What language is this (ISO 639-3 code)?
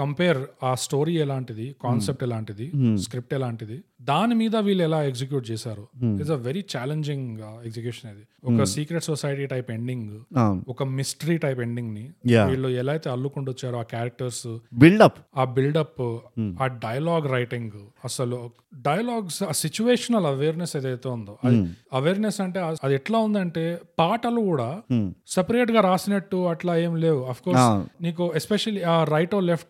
tel